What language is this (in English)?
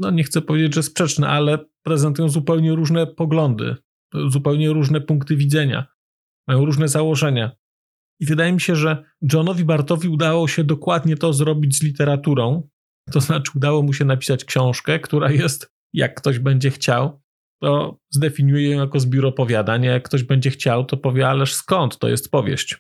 Polish